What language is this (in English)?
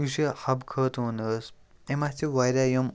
Kashmiri